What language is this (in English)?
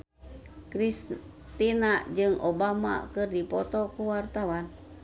Sundanese